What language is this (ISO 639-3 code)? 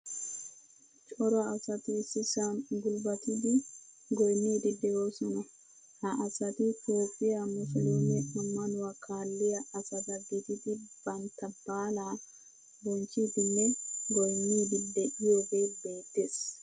wal